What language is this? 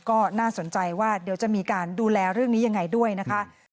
Thai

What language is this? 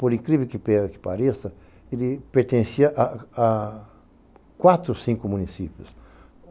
Portuguese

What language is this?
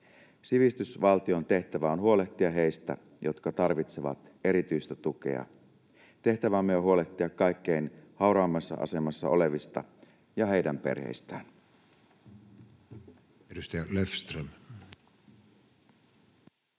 Finnish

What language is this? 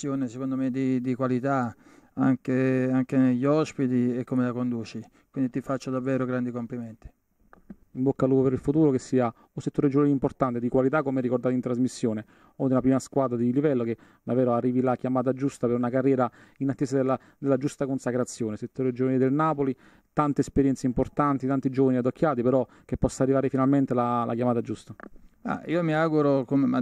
Italian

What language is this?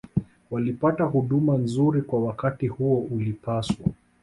Swahili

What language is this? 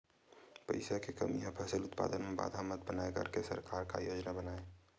Chhattisgarhi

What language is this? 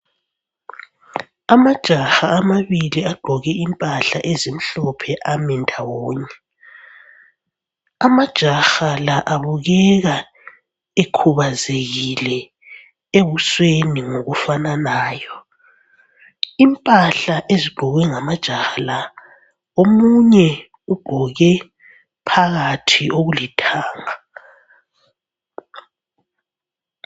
North Ndebele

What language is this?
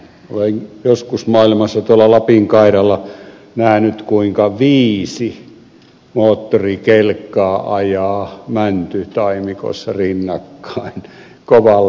Finnish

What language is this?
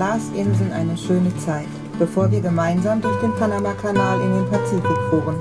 German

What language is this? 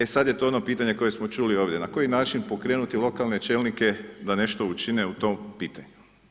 Croatian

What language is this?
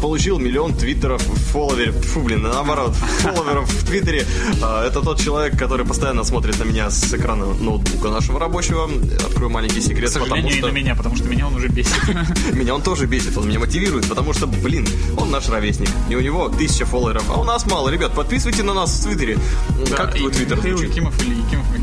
Russian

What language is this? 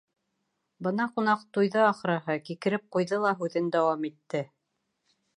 Bashkir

